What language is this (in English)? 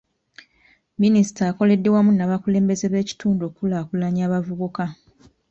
Ganda